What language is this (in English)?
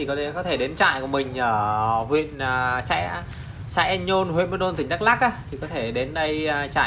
Vietnamese